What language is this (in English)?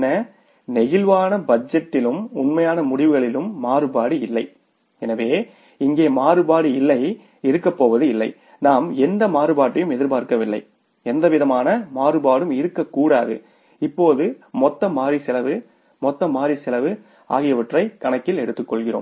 Tamil